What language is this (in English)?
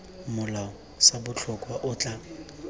Tswana